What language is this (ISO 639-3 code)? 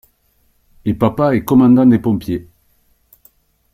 fra